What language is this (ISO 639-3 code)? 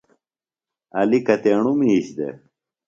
phl